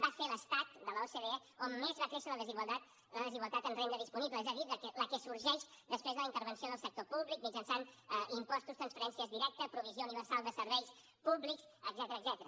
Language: Catalan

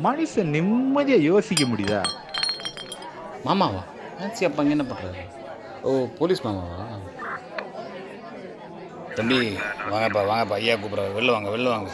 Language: Tamil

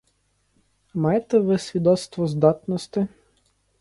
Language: Ukrainian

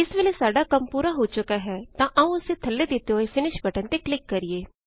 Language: Punjabi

